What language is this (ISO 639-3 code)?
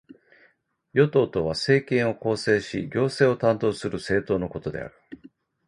jpn